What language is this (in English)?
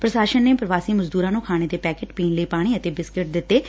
Punjabi